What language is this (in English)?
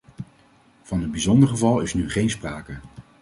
Dutch